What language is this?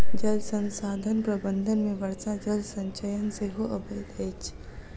Maithili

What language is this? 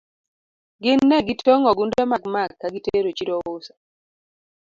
Luo (Kenya and Tanzania)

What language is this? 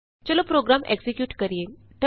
Punjabi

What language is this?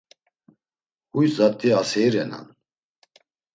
Laz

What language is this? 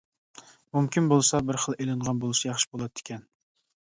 Uyghur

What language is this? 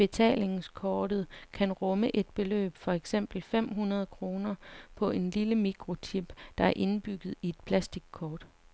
Danish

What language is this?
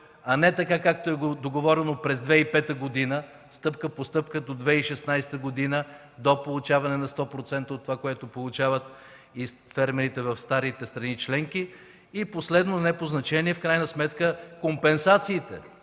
Bulgarian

